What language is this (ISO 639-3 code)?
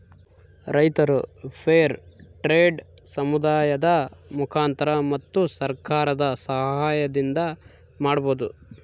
kan